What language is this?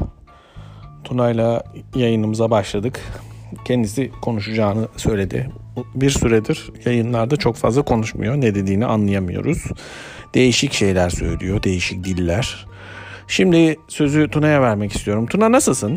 Turkish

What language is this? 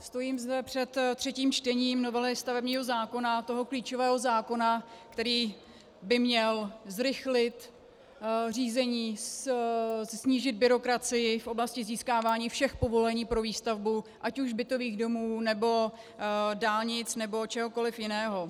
Czech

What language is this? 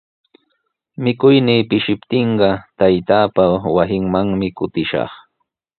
Sihuas Ancash Quechua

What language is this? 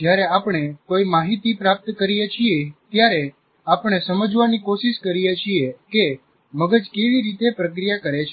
Gujarati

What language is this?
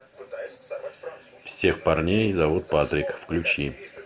Russian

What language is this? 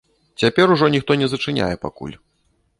Belarusian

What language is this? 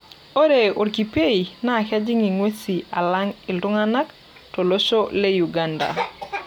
Masai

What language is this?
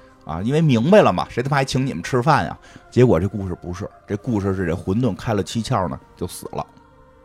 Chinese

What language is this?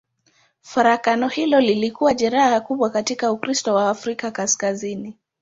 Swahili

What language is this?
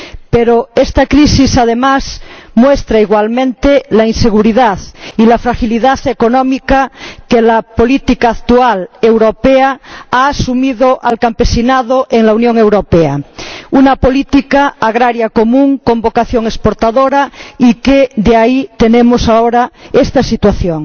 Spanish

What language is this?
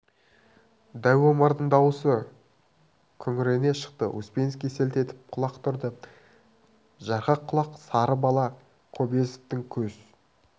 Kazakh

